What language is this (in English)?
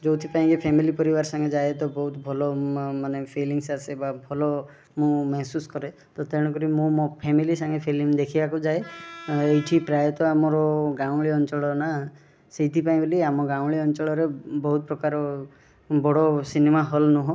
Odia